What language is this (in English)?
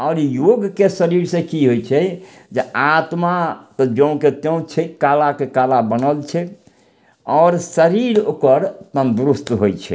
Maithili